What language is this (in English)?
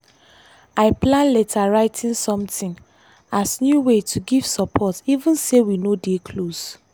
Nigerian Pidgin